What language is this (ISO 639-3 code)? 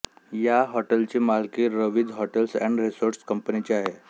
mar